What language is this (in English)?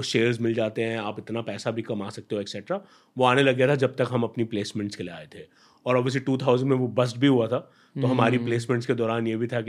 Hindi